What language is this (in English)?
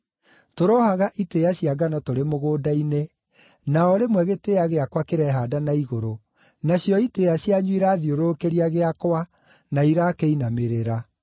Kikuyu